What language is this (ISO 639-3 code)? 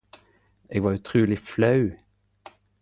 nno